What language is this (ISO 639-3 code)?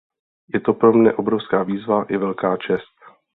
ces